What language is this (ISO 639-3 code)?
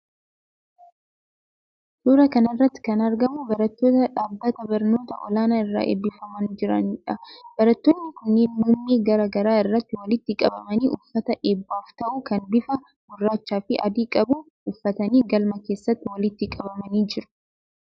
orm